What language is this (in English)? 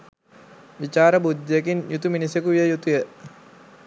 Sinhala